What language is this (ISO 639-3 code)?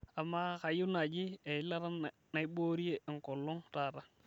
mas